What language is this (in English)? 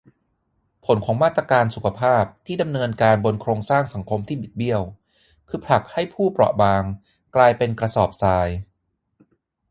Thai